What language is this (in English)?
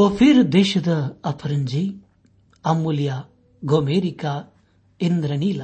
Kannada